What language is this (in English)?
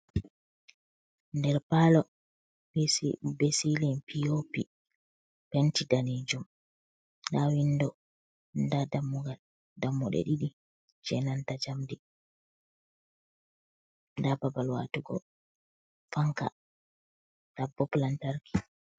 Fula